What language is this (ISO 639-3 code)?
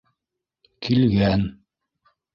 bak